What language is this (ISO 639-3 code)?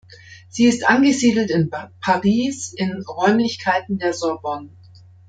deu